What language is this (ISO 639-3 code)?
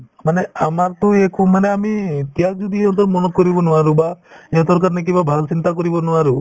asm